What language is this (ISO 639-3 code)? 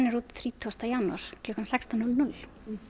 isl